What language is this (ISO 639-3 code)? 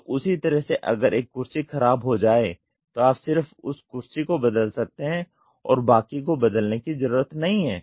hin